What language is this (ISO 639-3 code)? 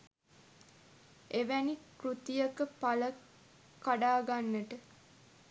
sin